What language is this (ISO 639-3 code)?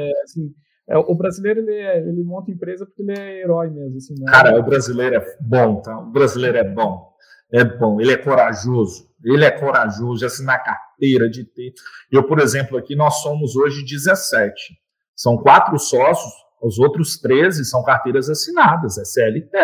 por